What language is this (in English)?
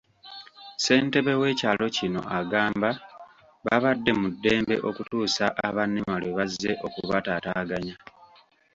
Ganda